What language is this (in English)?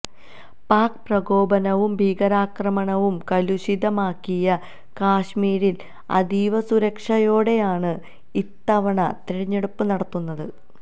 Malayalam